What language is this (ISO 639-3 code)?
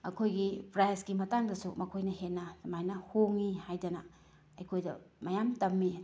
mni